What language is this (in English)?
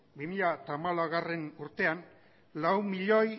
Basque